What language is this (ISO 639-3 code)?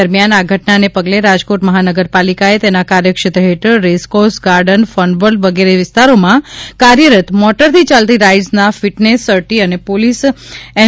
guj